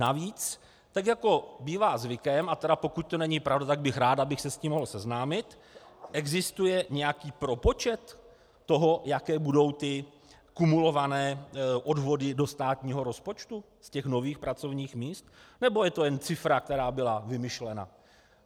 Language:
Czech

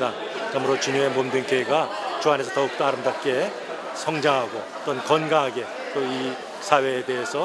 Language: Korean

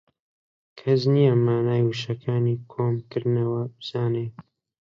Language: Central Kurdish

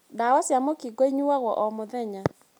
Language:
Kikuyu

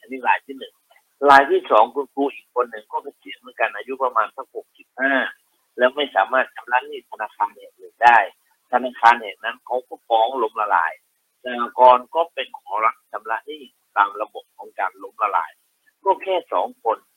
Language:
Thai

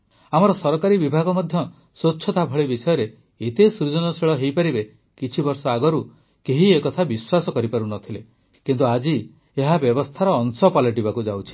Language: Odia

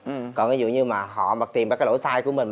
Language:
Vietnamese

